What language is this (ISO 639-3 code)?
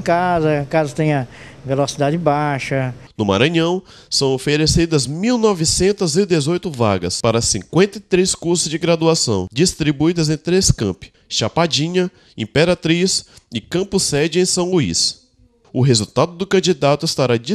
por